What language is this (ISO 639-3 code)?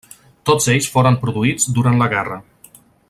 cat